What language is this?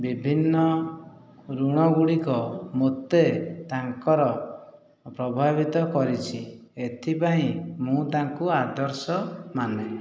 Odia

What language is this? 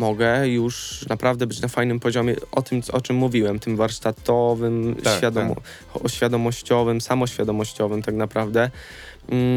Polish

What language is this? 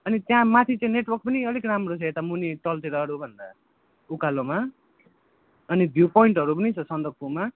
Nepali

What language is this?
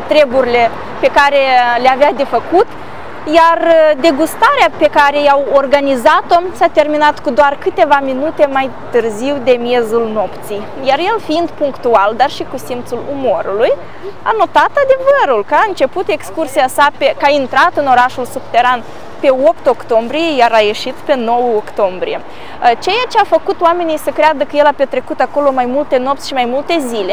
Romanian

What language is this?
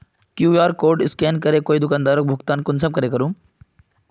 Magahi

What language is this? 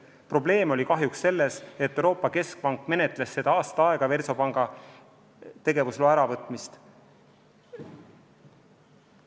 Estonian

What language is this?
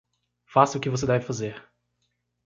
Portuguese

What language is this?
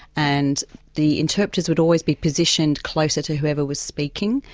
English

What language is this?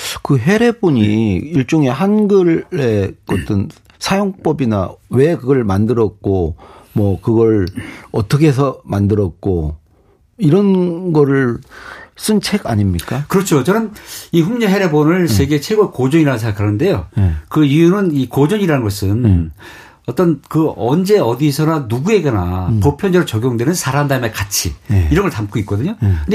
Korean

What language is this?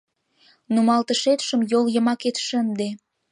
Mari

